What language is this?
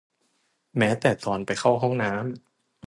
Thai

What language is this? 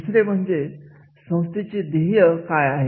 Marathi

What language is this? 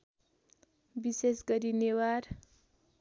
Nepali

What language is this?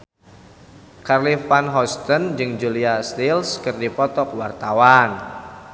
Sundanese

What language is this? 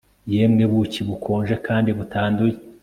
Kinyarwanda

